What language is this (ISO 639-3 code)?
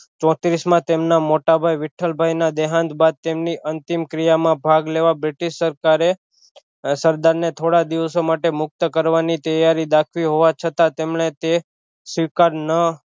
guj